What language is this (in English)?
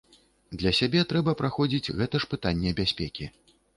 Belarusian